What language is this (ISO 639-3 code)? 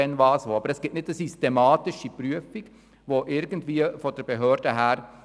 gsw